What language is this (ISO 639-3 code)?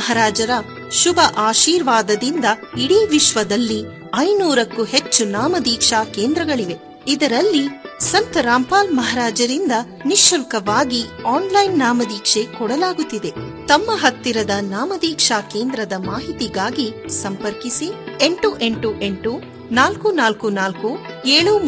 kan